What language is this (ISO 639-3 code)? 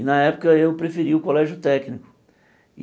por